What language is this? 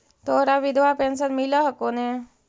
Magahi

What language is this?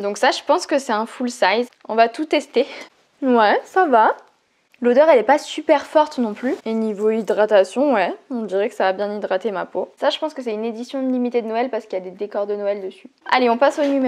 French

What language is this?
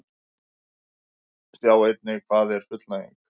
Icelandic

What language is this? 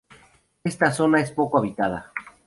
Spanish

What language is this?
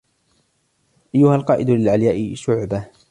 Arabic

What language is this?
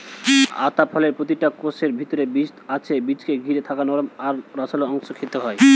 Bangla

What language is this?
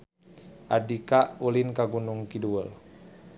Sundanese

